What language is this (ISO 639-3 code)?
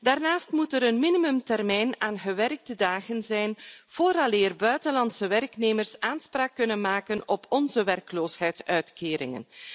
nld